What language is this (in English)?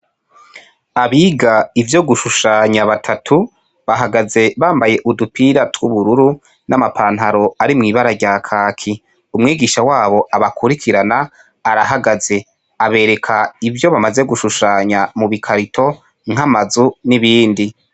Rundi